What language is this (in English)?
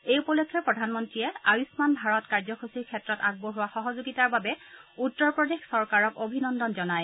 Assamese